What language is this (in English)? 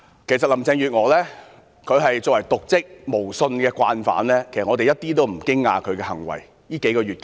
Cantonese